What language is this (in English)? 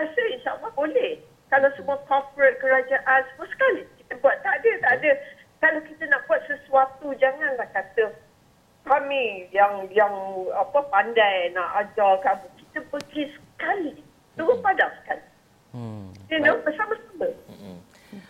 Malay